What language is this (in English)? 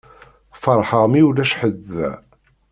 Kabyle